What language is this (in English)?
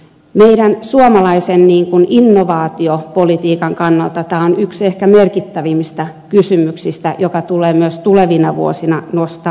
Finnish